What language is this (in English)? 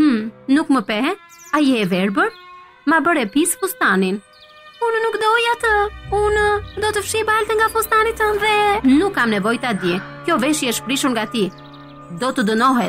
Romanian